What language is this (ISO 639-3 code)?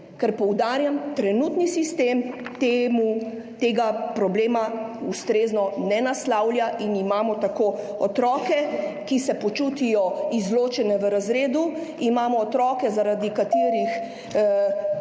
slv